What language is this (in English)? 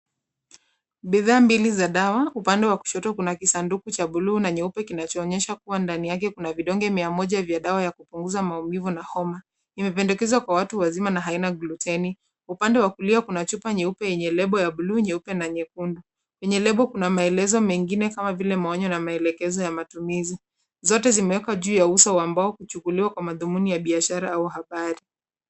Swahili